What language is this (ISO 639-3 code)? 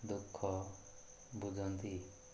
ori